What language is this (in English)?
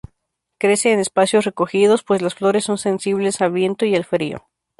Spanish